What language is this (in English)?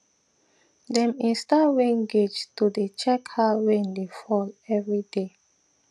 Nigerian Pidgin